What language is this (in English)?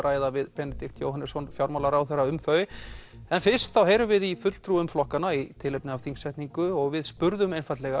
Icelandic